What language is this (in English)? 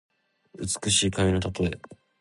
Japanese